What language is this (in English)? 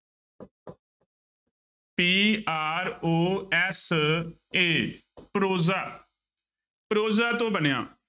Punjabi